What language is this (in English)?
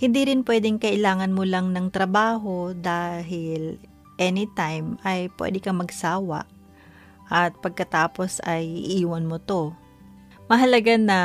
Filipino